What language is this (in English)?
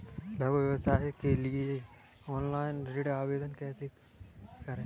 Hindi